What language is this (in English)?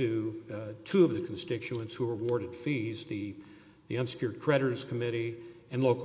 English